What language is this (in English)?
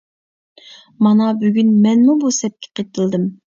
Uyghur